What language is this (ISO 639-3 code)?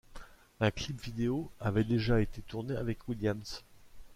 fra